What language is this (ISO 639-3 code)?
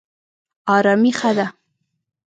pus